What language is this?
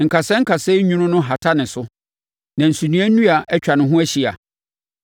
Akan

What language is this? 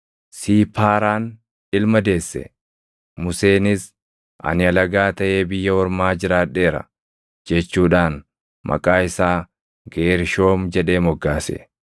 Oromo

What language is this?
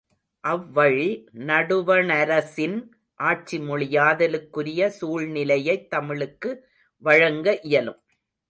Tamil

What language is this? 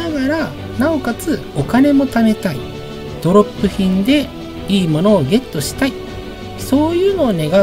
Japanese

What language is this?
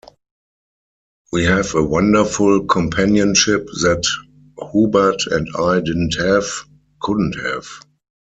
English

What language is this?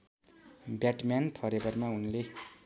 Nepali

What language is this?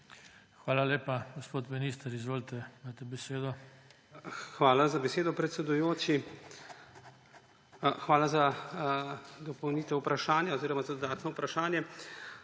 Slovenian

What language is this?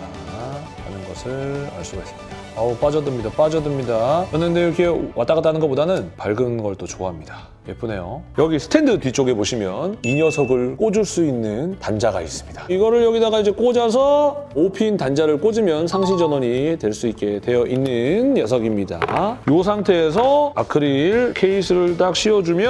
Korean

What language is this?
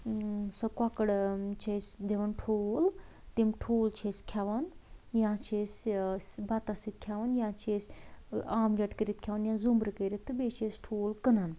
Kashmiri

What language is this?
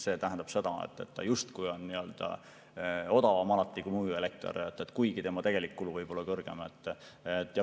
Estonian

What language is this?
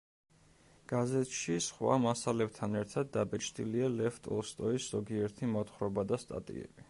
Georgian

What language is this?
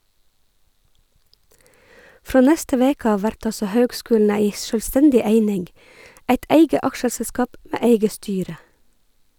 Norwegian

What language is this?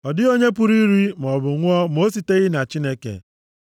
Igbo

